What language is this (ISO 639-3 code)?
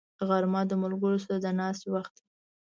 pus